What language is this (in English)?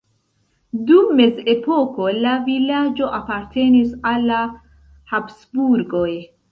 Esperanto